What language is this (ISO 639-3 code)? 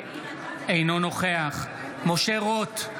heb